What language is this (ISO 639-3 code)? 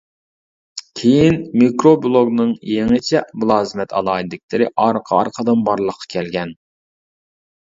uig